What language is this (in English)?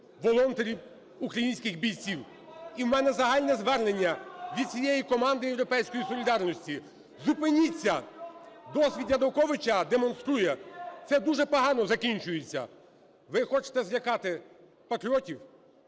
Ukrainian